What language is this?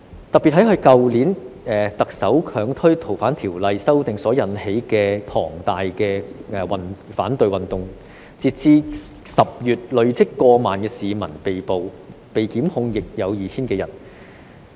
Cantonese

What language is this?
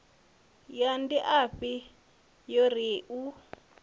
Venda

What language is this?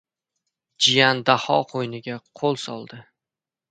Uzbek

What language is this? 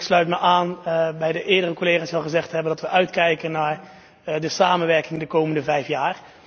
Dutch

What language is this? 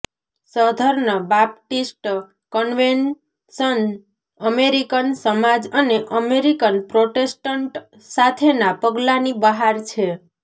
Gujarati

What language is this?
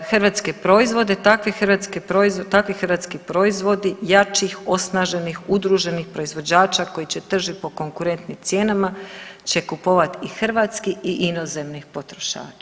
Croatian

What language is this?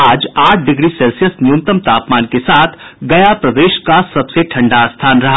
Hindi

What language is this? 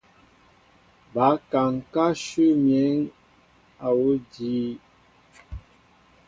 Mbo (Cameroon)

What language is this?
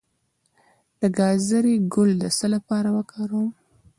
Pashto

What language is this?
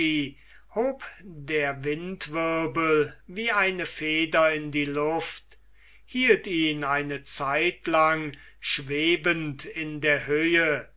German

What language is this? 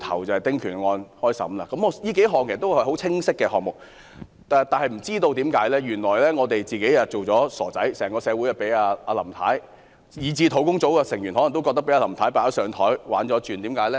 Cantonese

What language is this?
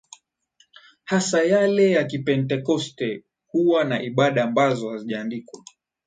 Swahili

